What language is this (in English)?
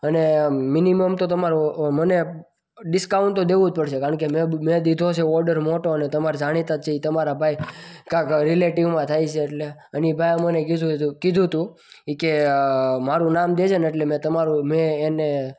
Gujarati